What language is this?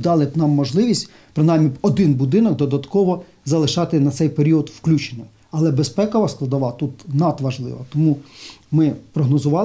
Ukrainian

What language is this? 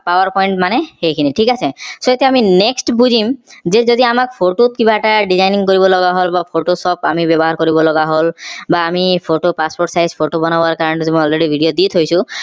Assamese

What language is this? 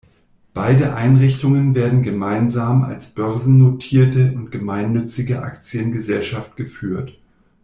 German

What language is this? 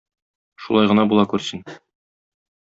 Tatar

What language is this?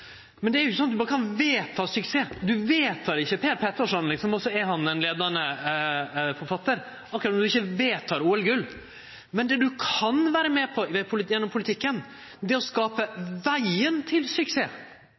Norwegian Nynorsk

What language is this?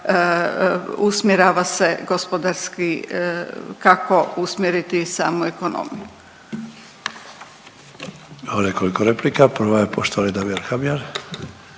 Croatian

